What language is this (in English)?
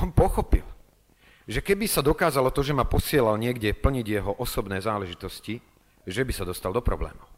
Slovak